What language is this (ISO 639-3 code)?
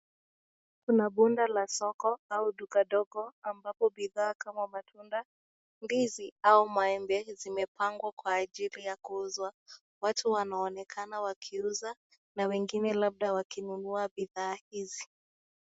swa